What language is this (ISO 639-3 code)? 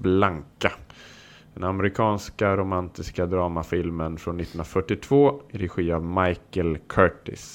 swe